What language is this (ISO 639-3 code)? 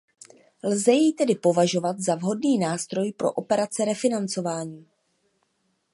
ces